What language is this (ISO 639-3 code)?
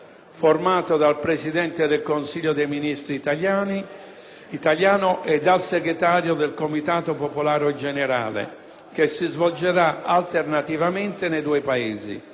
ita